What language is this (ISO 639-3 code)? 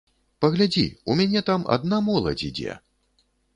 bel